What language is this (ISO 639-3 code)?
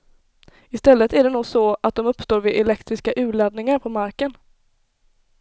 swe